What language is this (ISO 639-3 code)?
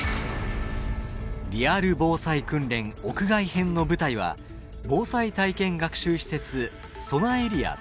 jpn